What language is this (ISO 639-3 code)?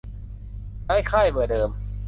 tha